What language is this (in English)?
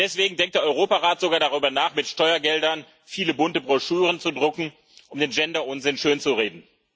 German